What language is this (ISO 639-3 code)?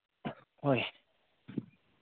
mni